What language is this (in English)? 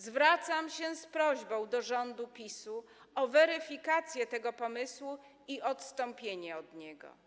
Polish